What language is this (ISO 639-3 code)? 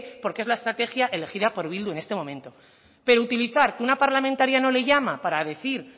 spa